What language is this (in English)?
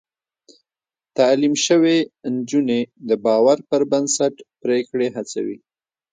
Pashto